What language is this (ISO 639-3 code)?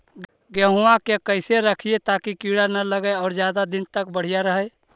mag